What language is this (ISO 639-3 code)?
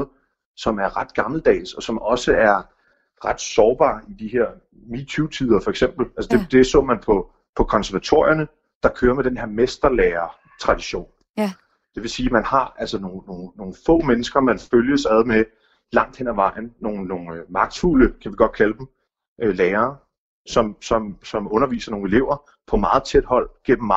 dan